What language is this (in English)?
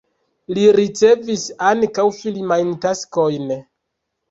Esperanto